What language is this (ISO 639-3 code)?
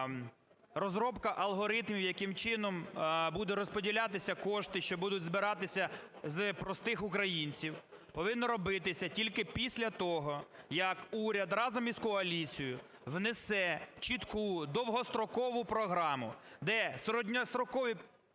ukr